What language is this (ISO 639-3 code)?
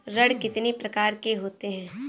hin